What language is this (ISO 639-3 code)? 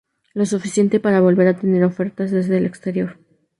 spa